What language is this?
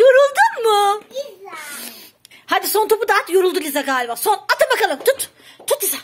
Turkish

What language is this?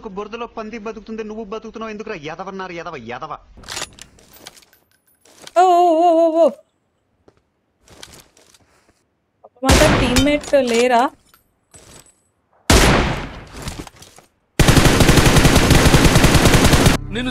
Telugu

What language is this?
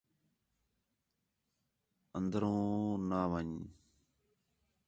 Khetrani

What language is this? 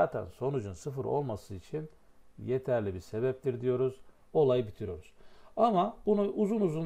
Turkish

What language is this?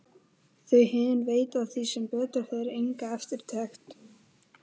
Icelandic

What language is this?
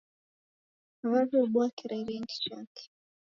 Taita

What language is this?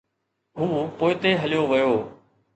Sindhi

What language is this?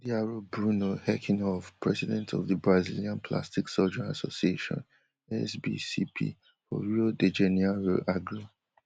Nigerian Pidgin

